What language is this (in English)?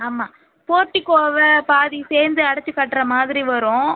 Tamil